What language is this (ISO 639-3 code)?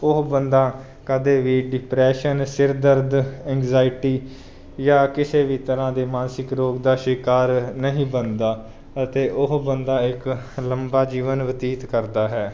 pan